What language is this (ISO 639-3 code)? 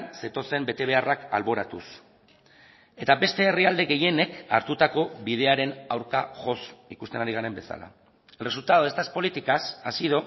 eus